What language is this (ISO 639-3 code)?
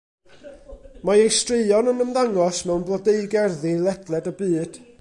cym